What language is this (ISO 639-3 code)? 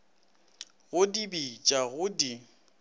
nso